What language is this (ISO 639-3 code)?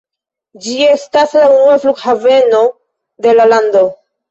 epo